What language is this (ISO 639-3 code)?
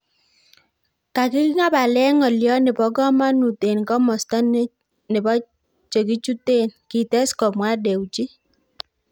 kln